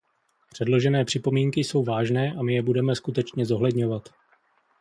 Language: Czech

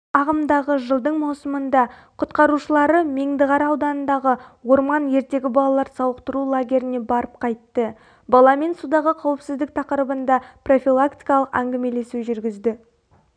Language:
Kazakh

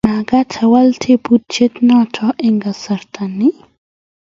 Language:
Kalenjin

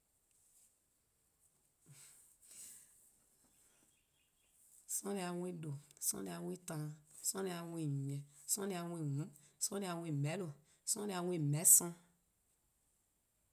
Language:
Eastern Krahn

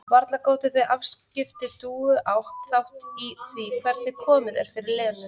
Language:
Icelandic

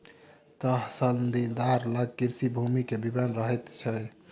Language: Maithili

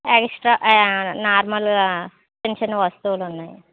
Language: Telugu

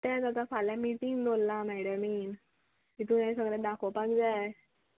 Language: Konkani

